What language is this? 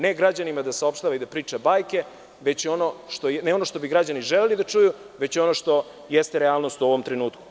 Serbian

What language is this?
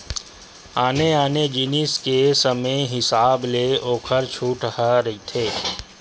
Chhattisgarhi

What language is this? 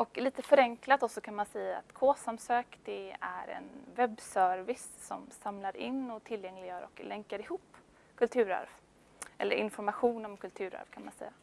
Swedish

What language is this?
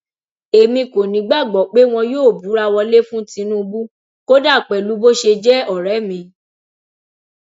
Yoruba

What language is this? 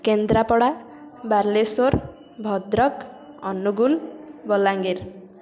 Odia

